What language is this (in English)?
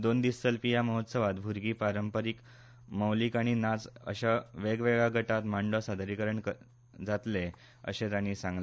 Konkani